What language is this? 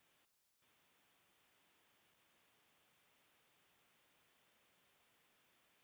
Bhojpuri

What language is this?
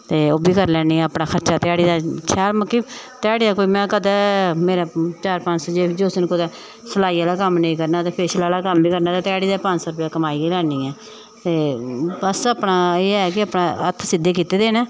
Dogri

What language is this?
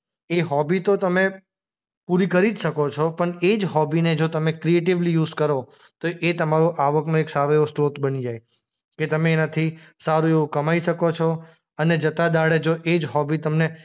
Gujarati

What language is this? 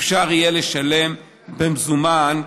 Hebrew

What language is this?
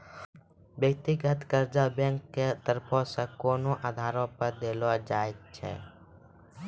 Maithili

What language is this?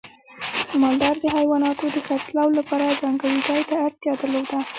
Pashto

